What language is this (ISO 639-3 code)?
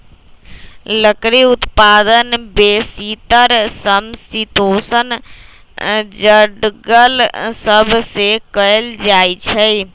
mag